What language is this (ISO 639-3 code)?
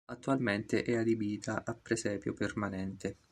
ita